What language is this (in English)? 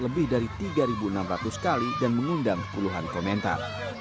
Indonesian